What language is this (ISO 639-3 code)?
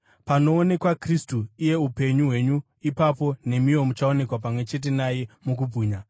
sna